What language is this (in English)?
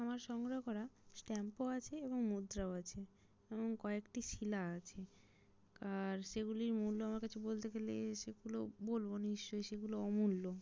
Bangla